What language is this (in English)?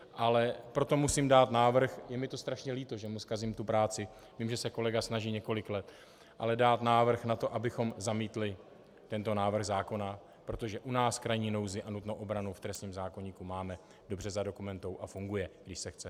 Czech